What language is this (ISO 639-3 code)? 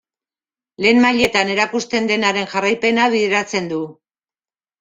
eus